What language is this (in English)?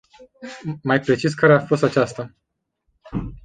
Romanian